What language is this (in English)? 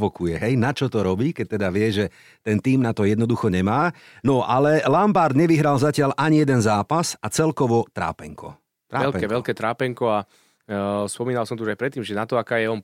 Slovak